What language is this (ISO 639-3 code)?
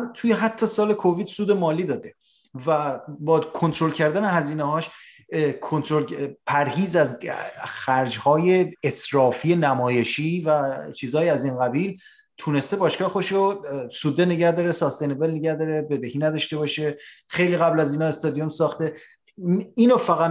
fas